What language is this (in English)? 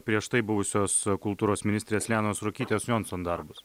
Lithuanian